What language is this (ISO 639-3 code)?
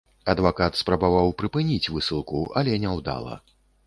bel